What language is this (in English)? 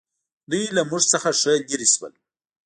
Pashto